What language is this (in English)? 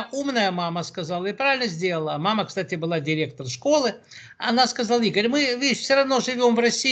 Russian